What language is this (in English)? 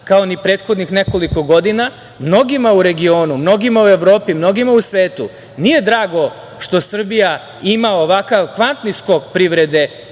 Serbian